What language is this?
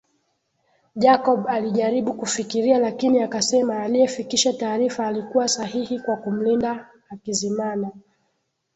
Swahili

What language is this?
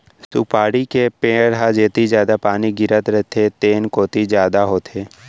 Chhattisgarhi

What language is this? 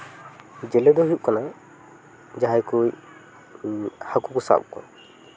Santali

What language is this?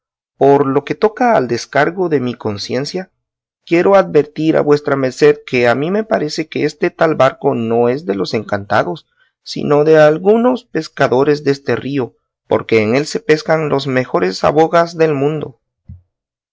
Spanish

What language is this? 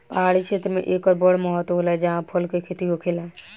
Bhojpuri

